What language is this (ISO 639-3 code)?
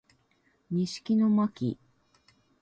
jpn